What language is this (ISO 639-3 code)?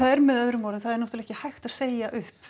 isl